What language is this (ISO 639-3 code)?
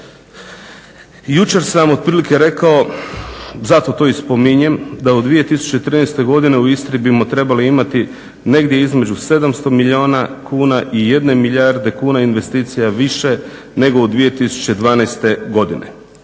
hrv